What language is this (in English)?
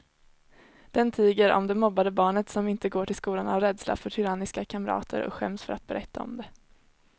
Swedish